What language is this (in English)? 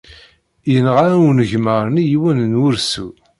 Kabyle